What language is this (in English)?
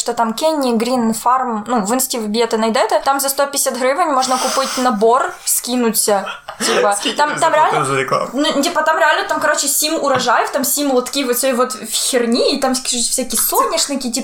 Ukrainian